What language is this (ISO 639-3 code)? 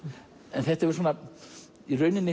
isl